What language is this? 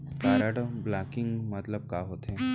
Chhattisgarhi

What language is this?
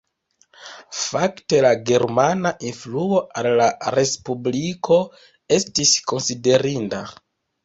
Esperanto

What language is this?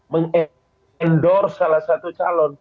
Indonesian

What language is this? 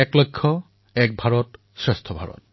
Assamese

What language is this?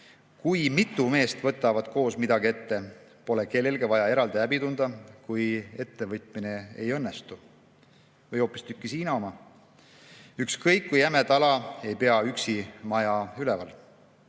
Estonian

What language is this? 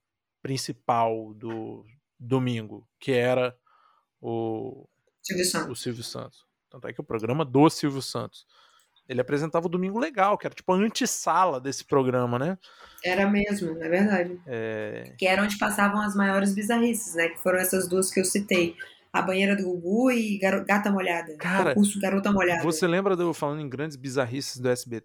Portuguese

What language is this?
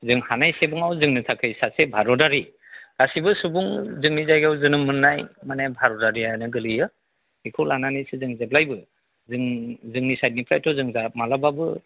Bodo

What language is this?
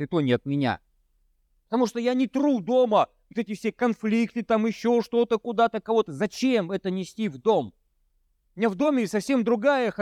Russian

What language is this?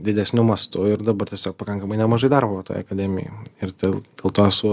Lithuanian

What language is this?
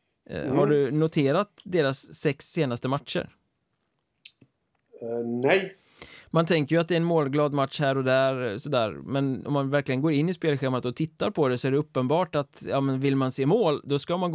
Swedish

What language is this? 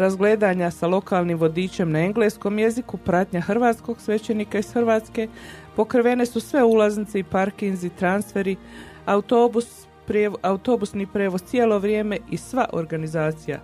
Croatian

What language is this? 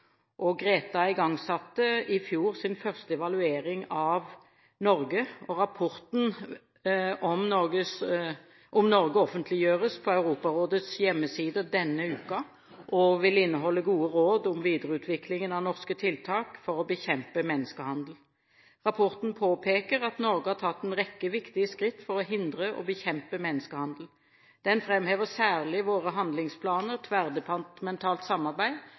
Norwegian Bokmål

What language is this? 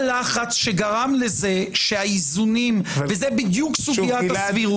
Hebrew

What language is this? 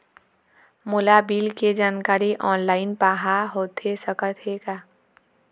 Chhattisgarhi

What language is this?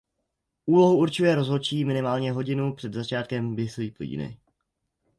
Czech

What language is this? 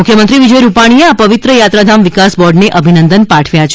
Gujarati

